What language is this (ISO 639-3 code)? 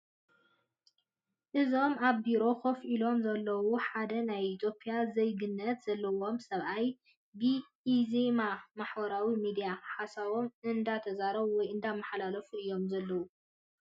tir